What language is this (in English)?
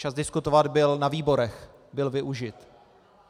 Czech